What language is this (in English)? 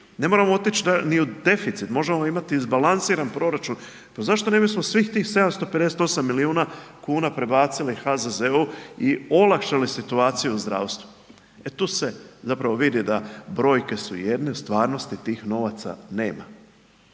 Croatian